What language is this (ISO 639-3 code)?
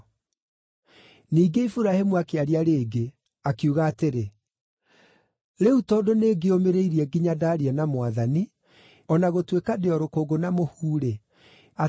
kik